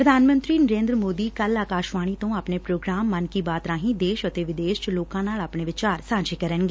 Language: Punjabi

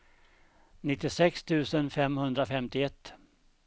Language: Swedish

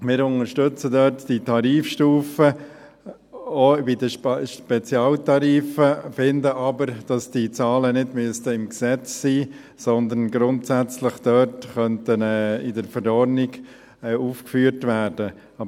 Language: Swiss German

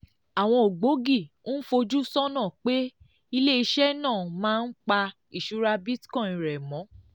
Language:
Yoruba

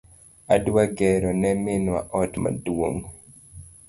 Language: Luo (Kenya and Tanzania)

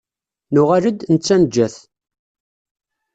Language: Kabyle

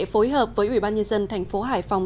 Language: Vietnamese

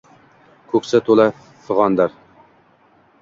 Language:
Uzbek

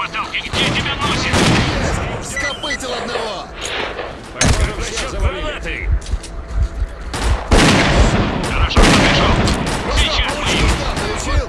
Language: Russian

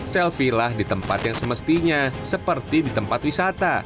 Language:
Indonesian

